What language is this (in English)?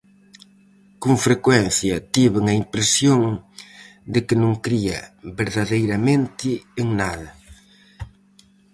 Galician